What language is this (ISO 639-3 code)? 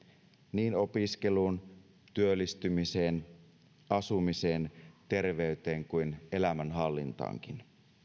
fin